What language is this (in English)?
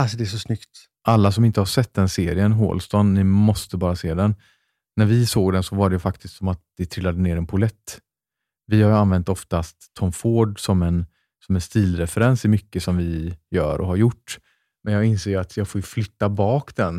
Swedish